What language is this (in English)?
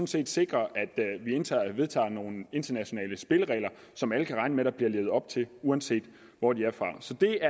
Danish